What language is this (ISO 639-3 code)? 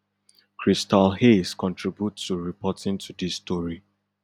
pcm